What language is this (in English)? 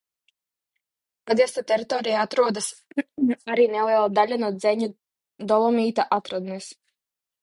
Latvian